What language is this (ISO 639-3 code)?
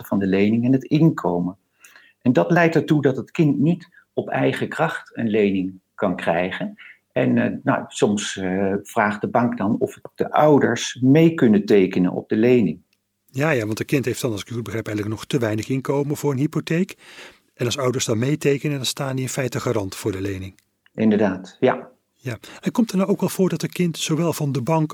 nld